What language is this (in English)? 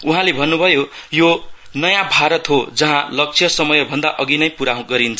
Nepali